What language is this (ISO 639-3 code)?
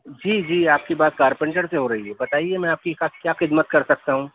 urd